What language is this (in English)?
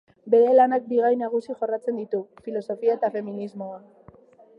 Basque